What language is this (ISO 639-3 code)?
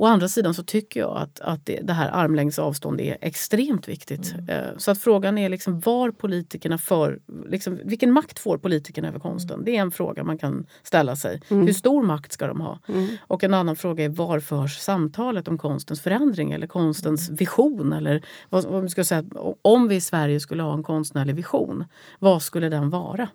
swe